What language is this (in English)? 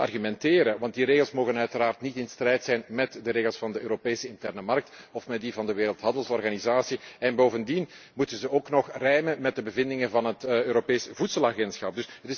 Dutch